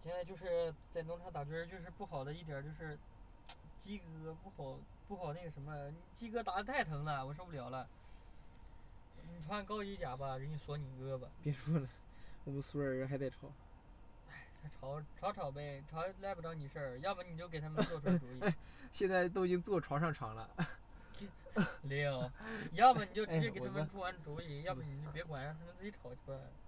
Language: Chinese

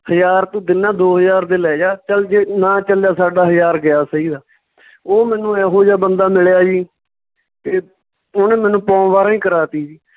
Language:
Punjabi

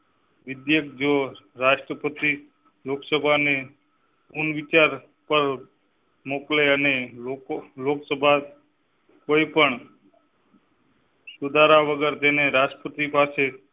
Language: Gujarati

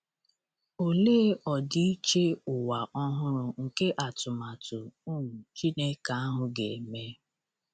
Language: Igbo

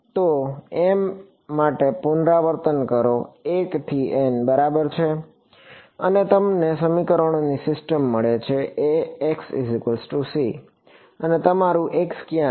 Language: Gujarati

